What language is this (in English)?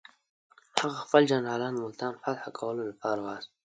Pashto